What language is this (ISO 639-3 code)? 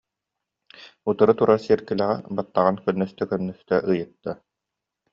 sah